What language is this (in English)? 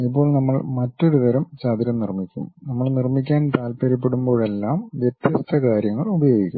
Malayalam